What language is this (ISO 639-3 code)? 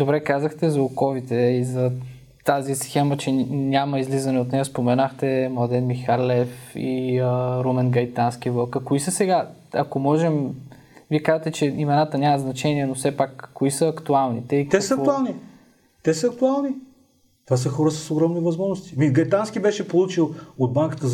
bul